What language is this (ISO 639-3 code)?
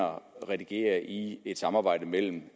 dan